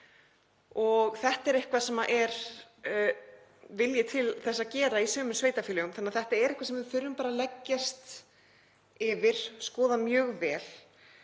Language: Icelandic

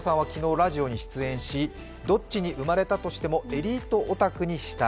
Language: Japanese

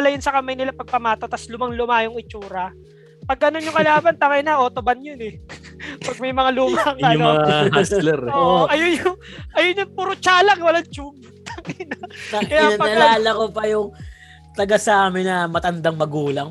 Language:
Filipino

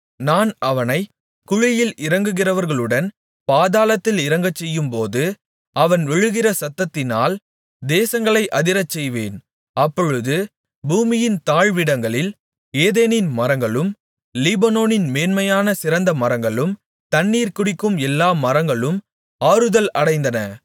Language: Tamil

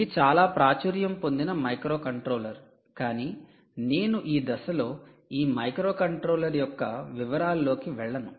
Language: Telugu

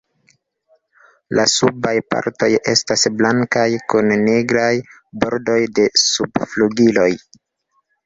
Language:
Esperanto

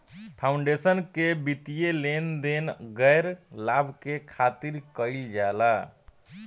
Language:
Bhojpuri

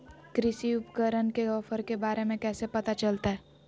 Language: Magahi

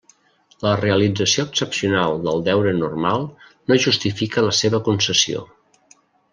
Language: Catalan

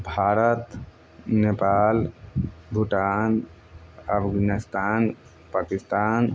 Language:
Maithili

